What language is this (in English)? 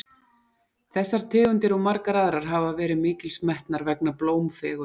Icelandic